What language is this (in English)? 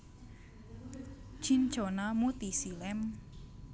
Javanese